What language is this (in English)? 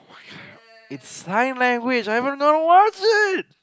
English